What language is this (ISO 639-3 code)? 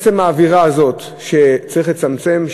heb